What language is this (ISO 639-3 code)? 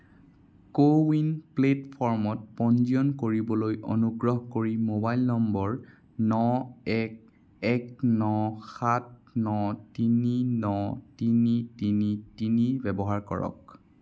asm